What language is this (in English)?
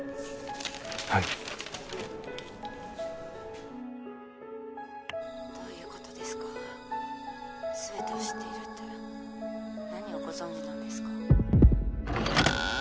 Japanese